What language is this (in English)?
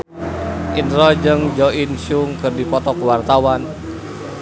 Sundanese